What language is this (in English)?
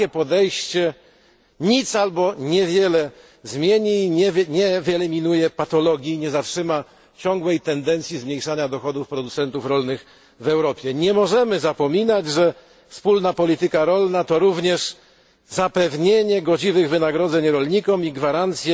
Polish